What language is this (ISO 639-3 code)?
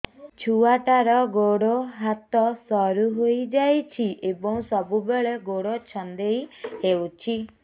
ori